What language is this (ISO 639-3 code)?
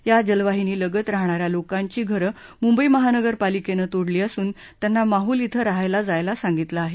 mar